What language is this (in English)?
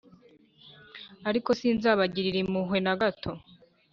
Kinyarwanda